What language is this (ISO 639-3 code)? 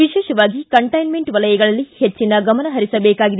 kan